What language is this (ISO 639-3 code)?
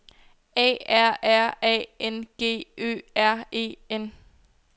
dan